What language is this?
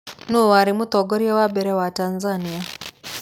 Kikuyu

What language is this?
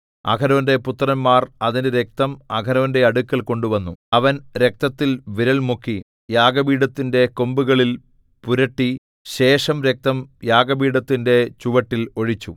Malayalam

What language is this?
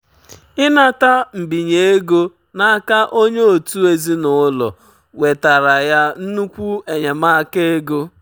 Igbo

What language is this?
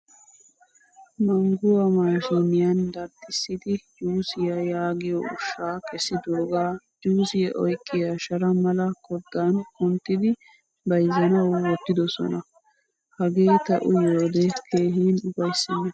Wolaytta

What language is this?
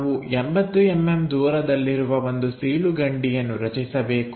Kannada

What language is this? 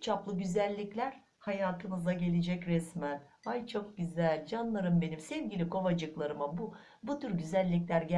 Turkish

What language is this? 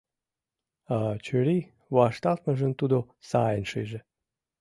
Mari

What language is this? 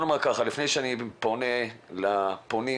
Hebrew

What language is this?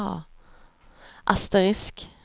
Swedish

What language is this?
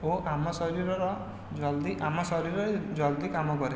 Odia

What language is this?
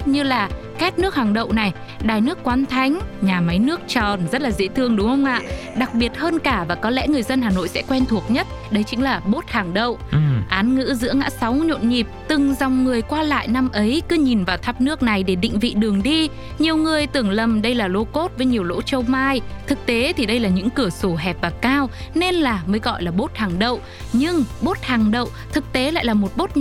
Vietnamese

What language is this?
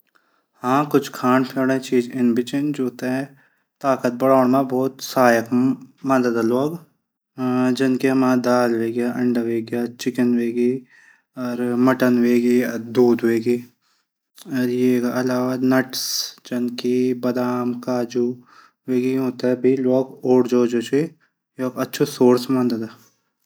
Garhwali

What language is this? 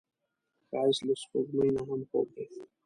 Pashto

